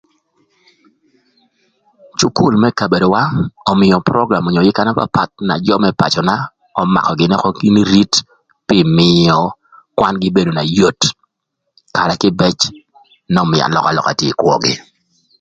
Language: Thur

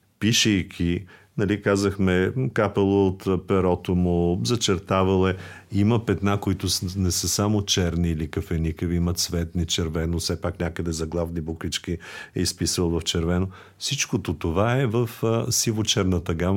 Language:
Bulgarian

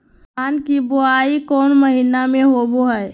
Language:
Magahi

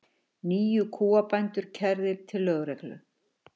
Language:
Icelandic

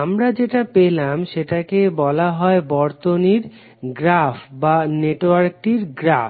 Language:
Bangla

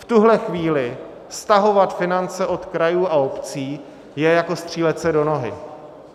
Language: Czech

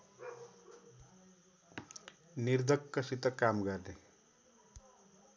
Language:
Nepali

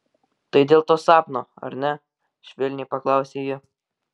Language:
Lithuanian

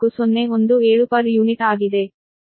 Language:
Kannada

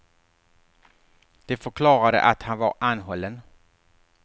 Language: Swedish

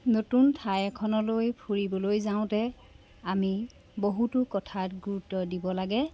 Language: Assamese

